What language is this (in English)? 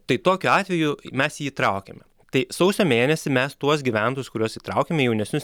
Lithuanian